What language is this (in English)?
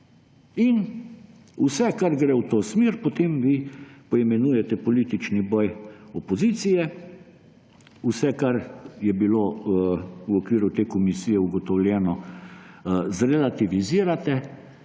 Slovenian